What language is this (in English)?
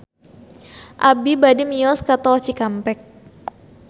Sundanese